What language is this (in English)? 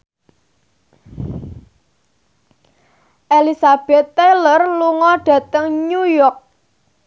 Javanese